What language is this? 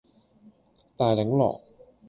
Cantonese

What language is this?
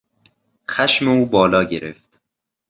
Persian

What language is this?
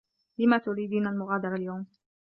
Arabic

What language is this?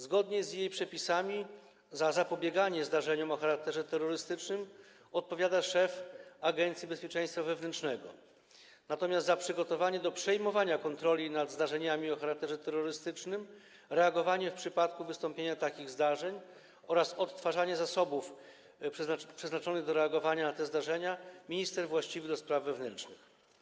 Polish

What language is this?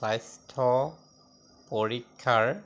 Assamese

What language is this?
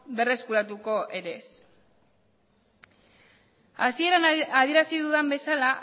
Basque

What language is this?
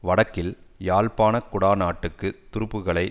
Tamil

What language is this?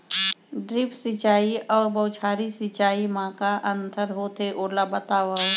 Chhattisgarhi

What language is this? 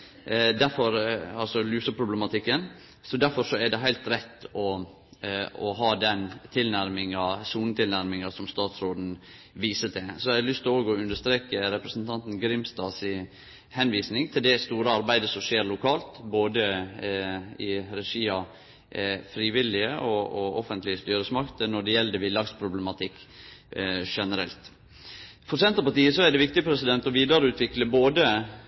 Norwegian Nynorsk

